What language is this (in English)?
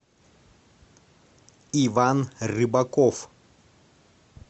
Russian